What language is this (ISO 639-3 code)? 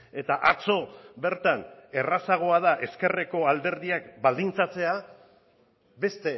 eus